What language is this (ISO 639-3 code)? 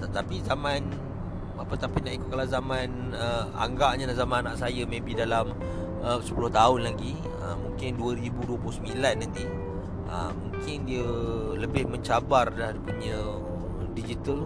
msa